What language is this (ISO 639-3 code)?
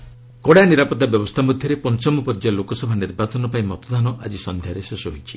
ori